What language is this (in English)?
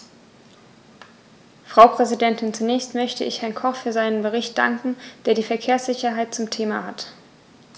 German